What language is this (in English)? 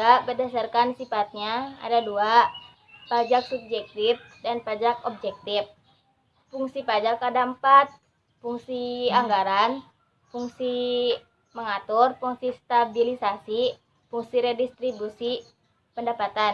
Indonesian